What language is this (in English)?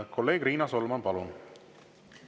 Estonian